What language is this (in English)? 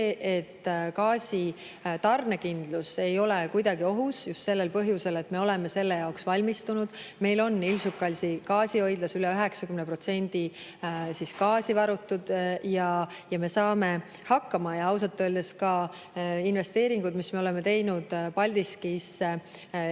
Estonian